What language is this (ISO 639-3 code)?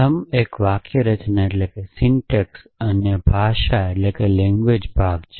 guj